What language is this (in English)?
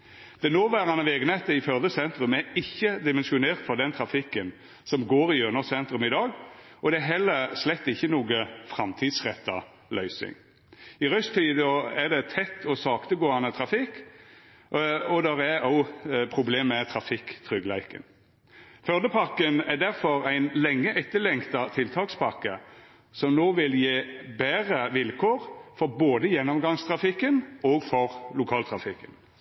Norwegian Nynorsk